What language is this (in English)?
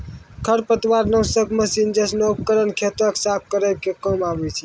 Maithili